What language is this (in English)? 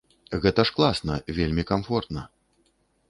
Belarusian